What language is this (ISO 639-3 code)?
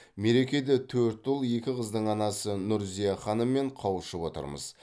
kaz